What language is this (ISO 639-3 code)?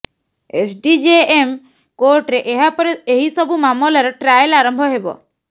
ori